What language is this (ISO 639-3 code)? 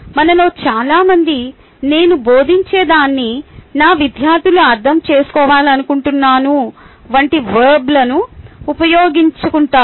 tel